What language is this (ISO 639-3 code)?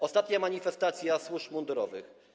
pol